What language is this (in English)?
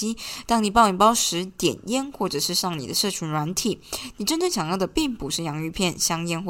Chinese